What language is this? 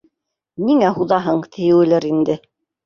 Bashkir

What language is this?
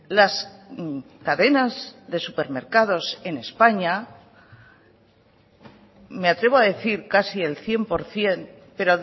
Spanish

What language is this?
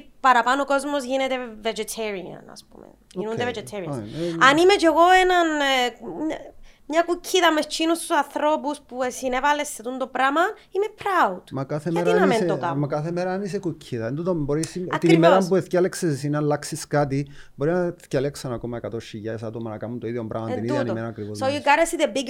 Greek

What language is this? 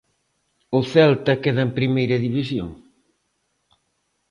Galician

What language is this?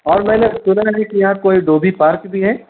Urdu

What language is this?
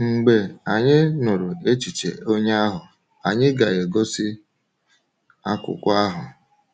Igbo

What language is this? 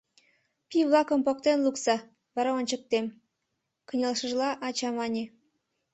Mari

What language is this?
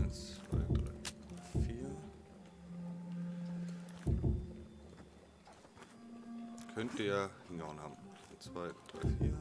German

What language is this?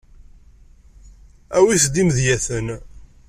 Kabyle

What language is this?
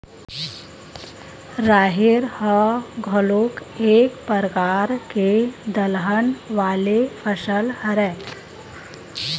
Chhattisgarhi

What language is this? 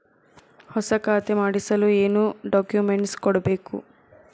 Kannada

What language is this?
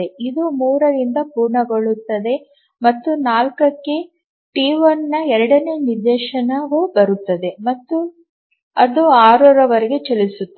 Kannada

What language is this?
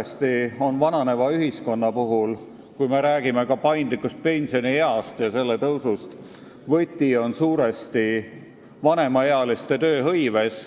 Estonian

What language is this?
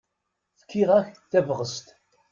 Kabyle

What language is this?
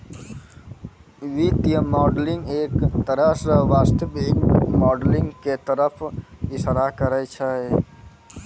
Maithili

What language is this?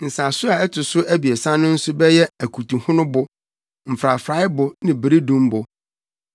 Akan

